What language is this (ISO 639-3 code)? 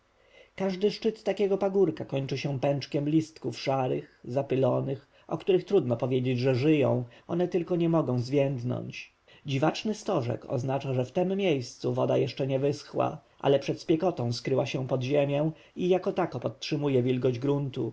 pol